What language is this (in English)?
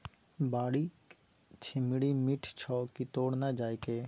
Maithili